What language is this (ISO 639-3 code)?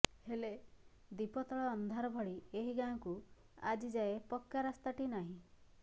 ori